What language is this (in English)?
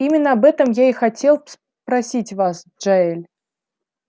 Russian